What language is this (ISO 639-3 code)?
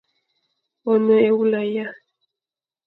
fan